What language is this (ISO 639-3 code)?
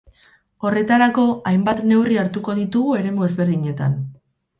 eus